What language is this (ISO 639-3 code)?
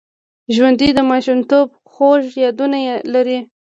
pus